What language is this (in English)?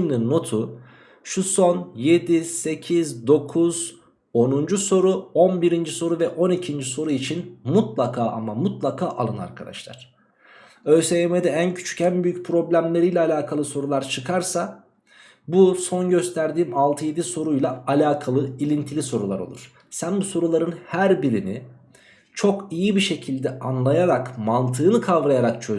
Turkish